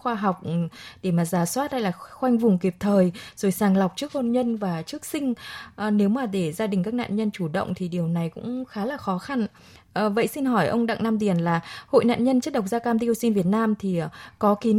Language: Vietnamese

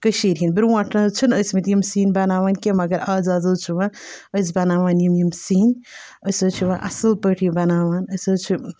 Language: Kashmiri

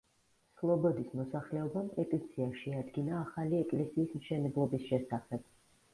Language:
Georgian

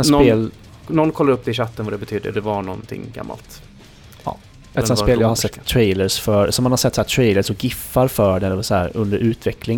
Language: Swedish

